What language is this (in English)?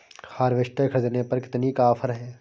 Hindi